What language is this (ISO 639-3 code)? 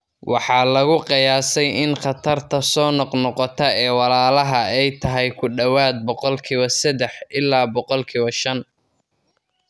som